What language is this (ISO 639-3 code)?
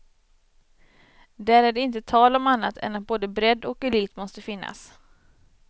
swe